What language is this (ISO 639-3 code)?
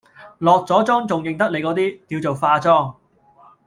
yue